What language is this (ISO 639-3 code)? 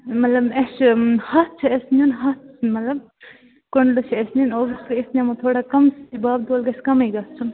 kas